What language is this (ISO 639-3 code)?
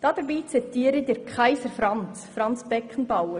gsw